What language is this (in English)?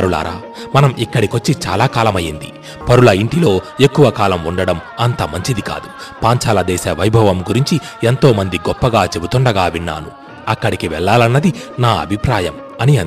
Telugu